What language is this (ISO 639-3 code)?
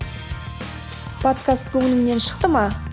kaz